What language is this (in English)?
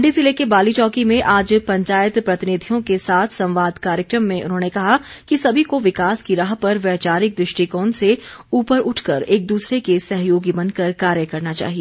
Hindi